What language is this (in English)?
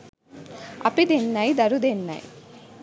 Sinhala